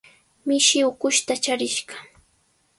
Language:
Sihuas Ancash Quechua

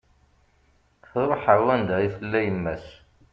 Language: Kabyle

